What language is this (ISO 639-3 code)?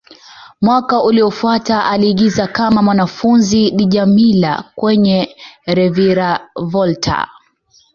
swa